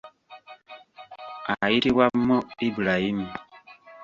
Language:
Ganda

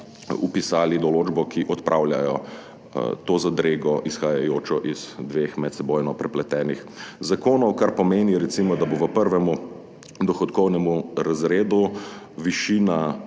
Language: Slovenian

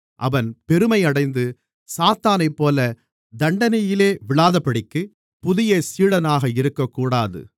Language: Tamil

